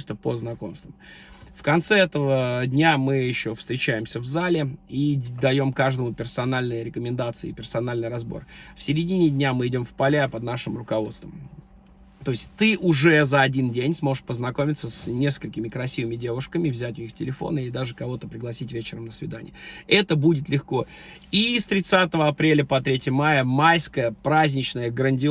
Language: Russian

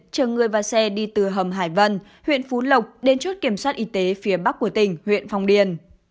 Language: Vietnamese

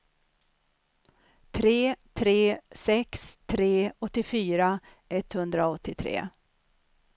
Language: Swedish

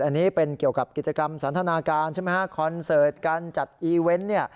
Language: Thai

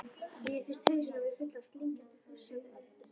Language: Icelandic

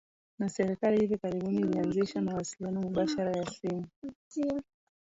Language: Swahili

